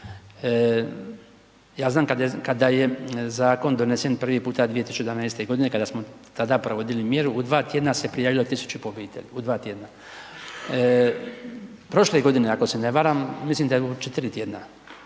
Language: Croatian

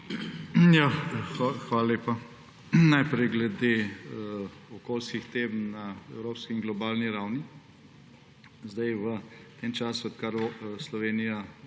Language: Slovenian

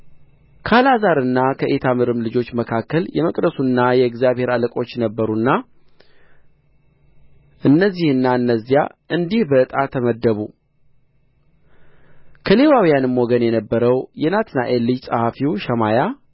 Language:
Amharic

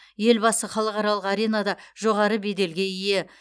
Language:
Kazakh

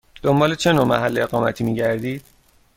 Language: Persian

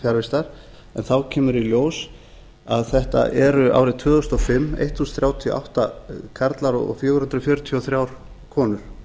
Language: Icelandic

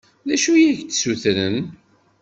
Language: Kabyle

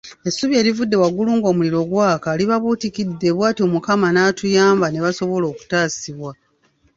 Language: Ganda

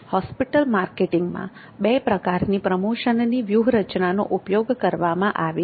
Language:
Gujarati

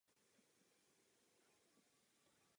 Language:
Czech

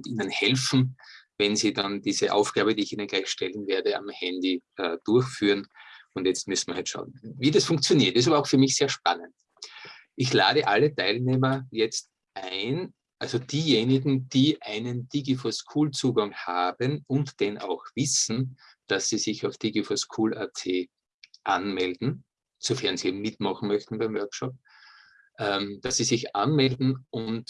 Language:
German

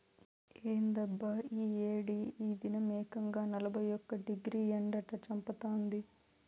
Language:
Telugu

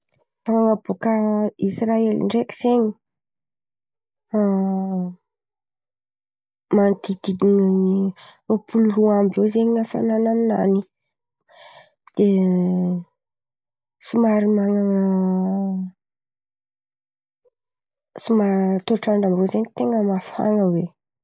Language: Antankarana Malagasy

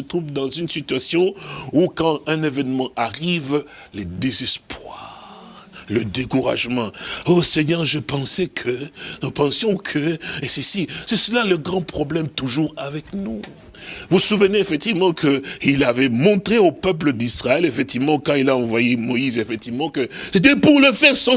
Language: French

